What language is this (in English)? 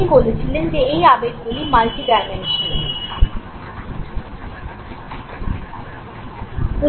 Bangla